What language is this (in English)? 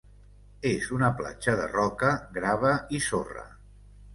Catalan